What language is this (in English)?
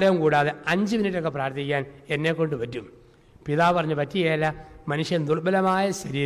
Malayalam